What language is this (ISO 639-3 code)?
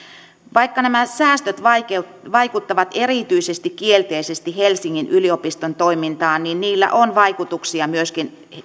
fin